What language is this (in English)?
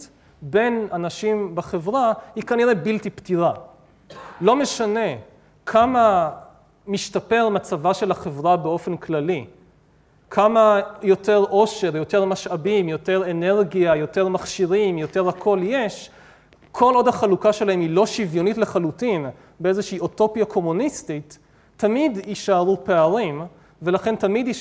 Hebrew